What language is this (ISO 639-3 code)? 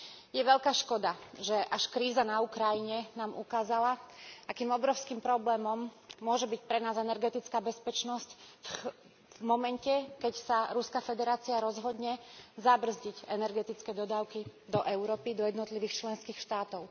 slk